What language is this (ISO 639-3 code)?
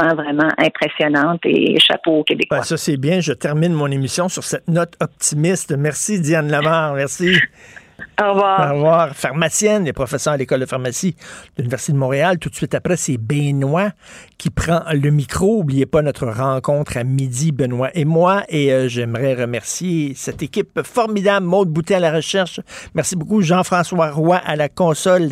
fra